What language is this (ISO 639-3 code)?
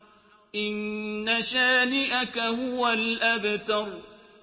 ara